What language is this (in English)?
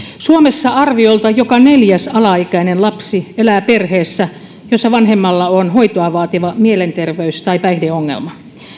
Finnish